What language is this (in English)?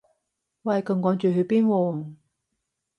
Cantonese